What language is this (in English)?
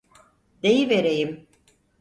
Turkish